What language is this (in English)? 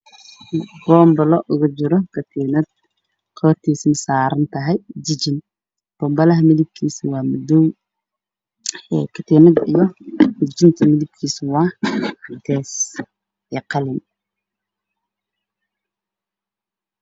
Somali